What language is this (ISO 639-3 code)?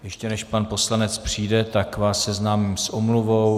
ces